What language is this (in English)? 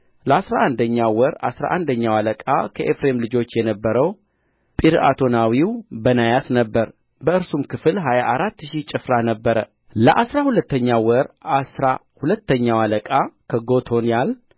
Amharic